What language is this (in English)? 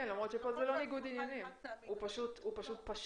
Hebrew